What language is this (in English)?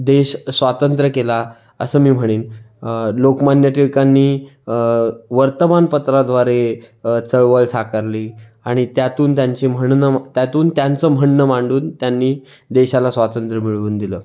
Marathi